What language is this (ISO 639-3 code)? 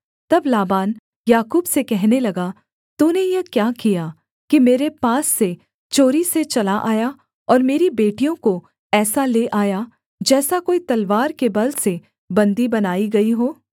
hin